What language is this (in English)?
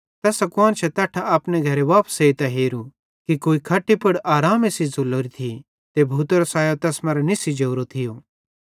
Bhadrawahi